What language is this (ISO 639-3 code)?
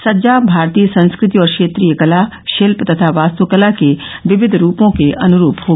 hin